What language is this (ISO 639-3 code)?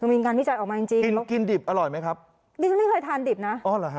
tha